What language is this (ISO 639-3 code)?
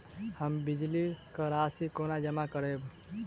mai